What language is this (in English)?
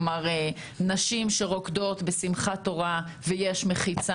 Hebrew